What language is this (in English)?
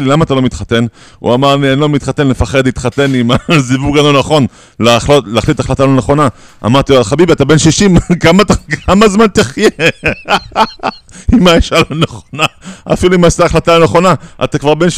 Hebrew